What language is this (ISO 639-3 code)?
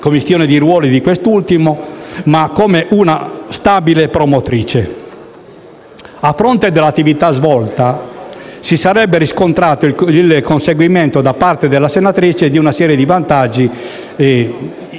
ita